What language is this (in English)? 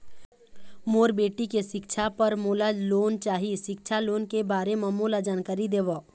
Chhattisgarhi